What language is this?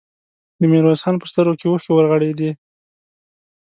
Pashto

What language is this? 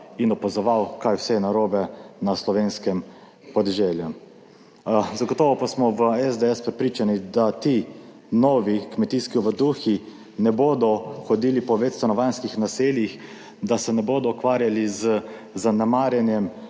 Slovenian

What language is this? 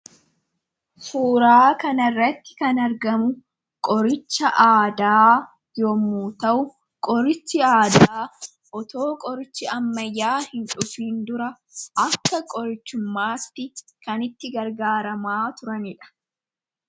Oromo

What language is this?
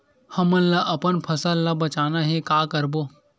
Chhattisgarhi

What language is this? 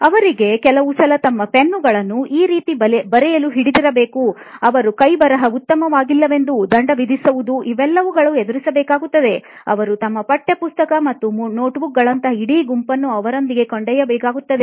Kannada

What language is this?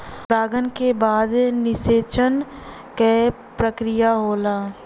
Bhojpuri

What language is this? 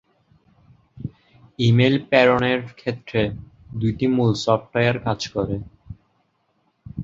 Bangla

